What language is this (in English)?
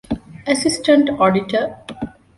Divehi